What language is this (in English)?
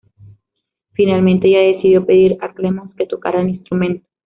Spanish